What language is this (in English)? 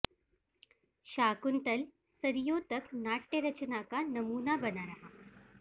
Sanskrit